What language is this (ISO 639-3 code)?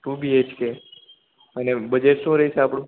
guj